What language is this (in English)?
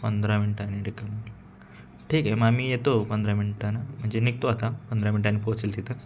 Marathi